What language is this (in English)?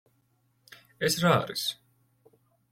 Georgian